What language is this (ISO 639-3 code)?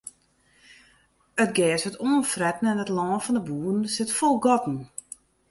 fry